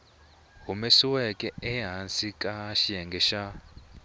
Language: Tsonga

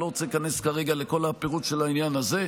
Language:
Hebrew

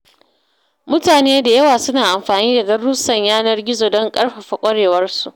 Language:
Hausa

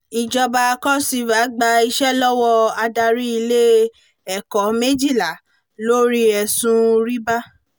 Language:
Yoruba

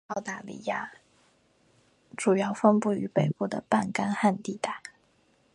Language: Chinese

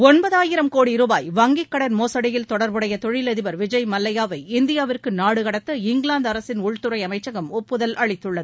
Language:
Tamil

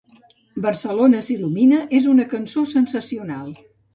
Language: Catalan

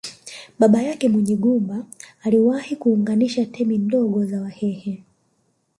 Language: Swahili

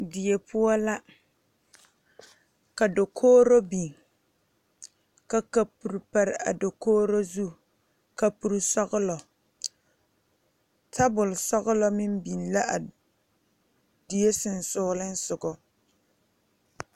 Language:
Southern Dagaare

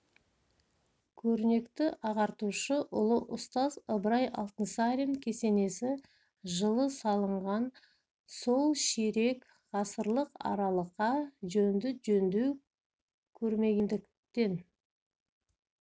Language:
Kazakh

